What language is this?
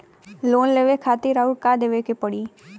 Bhojpuri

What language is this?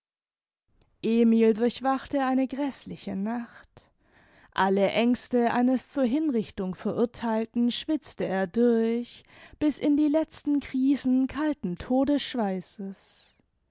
German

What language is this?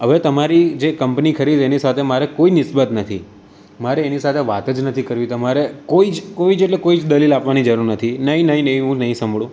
Gujarati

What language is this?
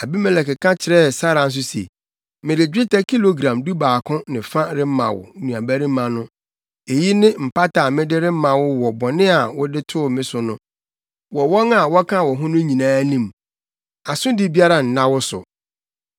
Akan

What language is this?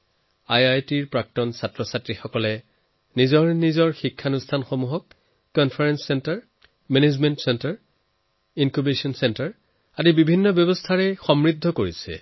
Assamese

